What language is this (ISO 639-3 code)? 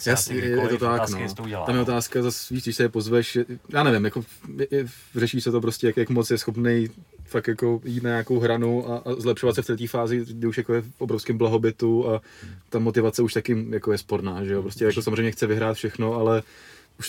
ces